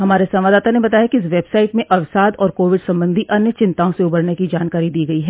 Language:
Hindi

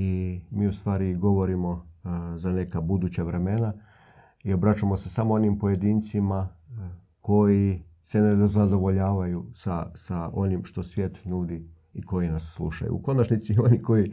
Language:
Croatian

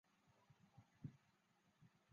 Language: Chinese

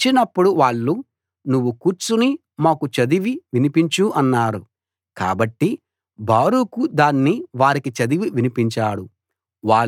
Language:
Telugu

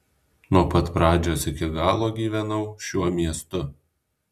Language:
Lithuanian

